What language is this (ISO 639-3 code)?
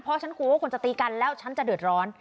tha